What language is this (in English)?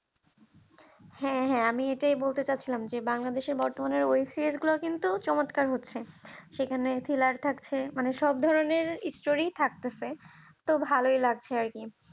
Bangla